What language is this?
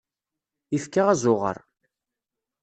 Kabyle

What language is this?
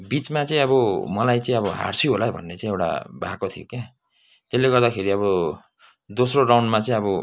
Nepali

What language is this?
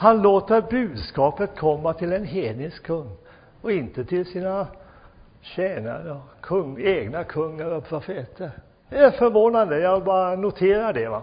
Swedish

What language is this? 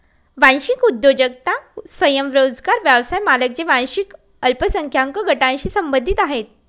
Marathi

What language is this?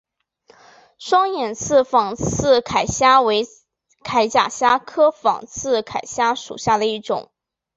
Chinese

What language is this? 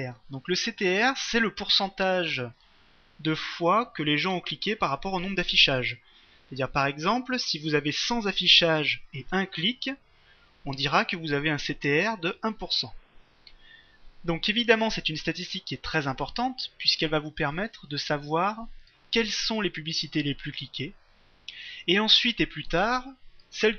French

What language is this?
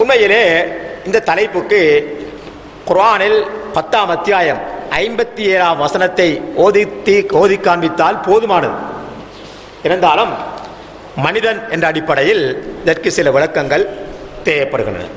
Arabic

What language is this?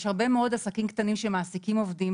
Hebrew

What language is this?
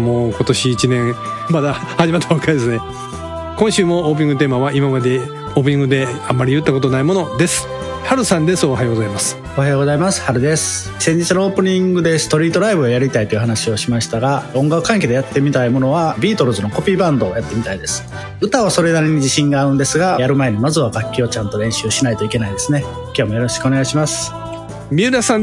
Japanese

